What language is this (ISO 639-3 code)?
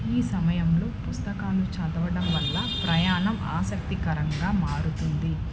tel